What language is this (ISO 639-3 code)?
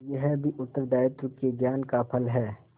hin